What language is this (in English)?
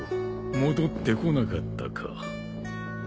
Japanese